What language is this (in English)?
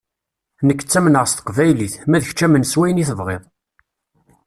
Kabyle